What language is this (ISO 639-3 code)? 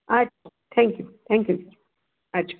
mar